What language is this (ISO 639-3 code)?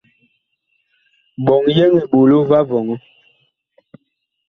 bkh